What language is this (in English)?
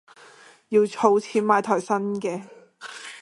Cantonese